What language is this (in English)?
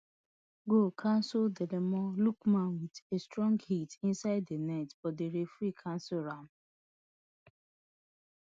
Nigerian Pidgin